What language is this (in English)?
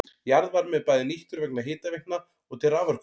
Icelandic